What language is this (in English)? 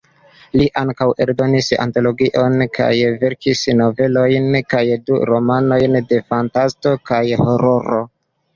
Esperanto